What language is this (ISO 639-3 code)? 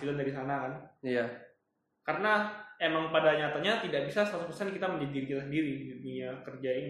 ind